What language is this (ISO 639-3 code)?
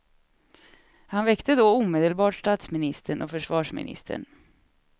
swe